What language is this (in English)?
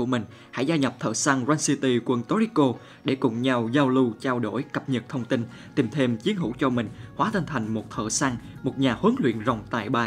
Vietnamese